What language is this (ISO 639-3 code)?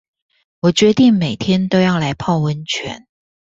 zho